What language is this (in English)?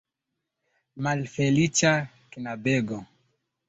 Esperanto